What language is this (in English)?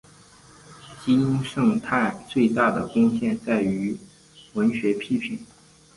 Chinese